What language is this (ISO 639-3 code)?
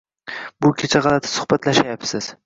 uzb